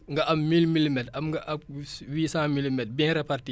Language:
Wolof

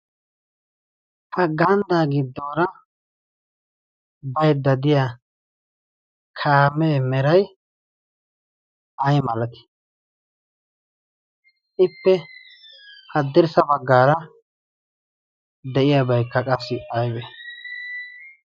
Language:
Wolaytta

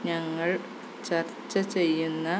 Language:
Malayalam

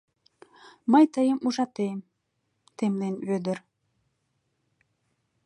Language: Mari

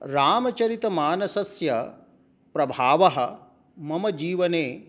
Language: Sanskrit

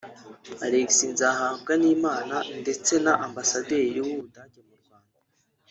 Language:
Kinyarwanda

